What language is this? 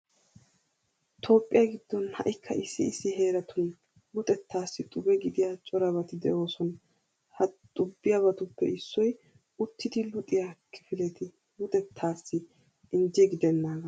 Wolaytta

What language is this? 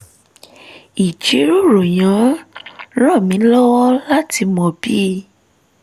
Yoruba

